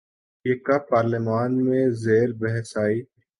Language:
Urdu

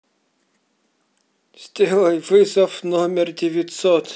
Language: Russian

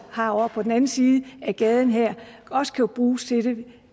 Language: Danish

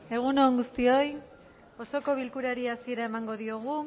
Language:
Basque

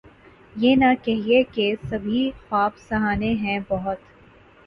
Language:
Urdu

